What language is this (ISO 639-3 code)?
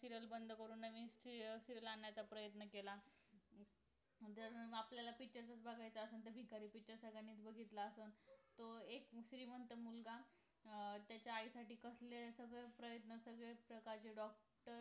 mar